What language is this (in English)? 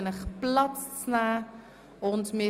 Swiss German